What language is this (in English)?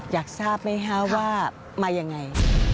Thai